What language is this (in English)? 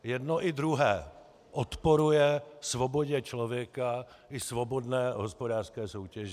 Czech